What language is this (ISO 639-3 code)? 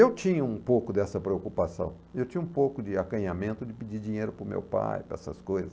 por